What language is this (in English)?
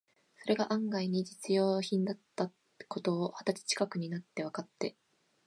Japanese